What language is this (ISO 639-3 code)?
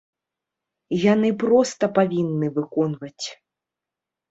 bel